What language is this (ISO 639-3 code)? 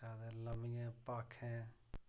doi